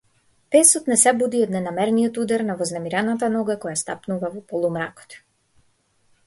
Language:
Macedonian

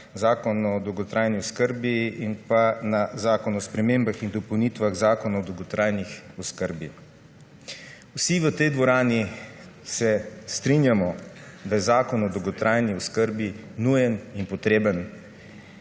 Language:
Slovenian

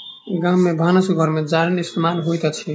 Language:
Maithili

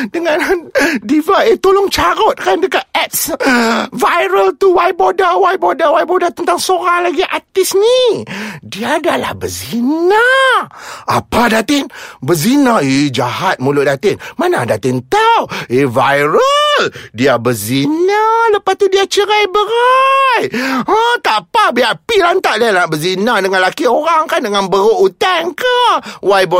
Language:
Malay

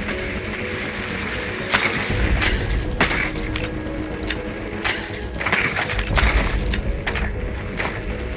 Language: English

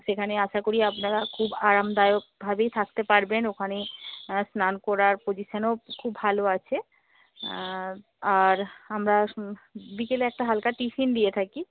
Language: Bangla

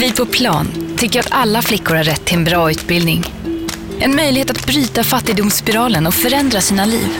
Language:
Swedish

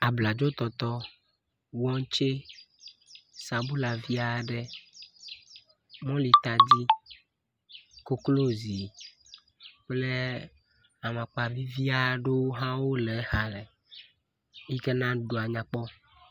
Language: Ewe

